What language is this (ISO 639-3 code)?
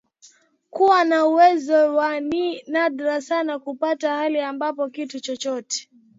swa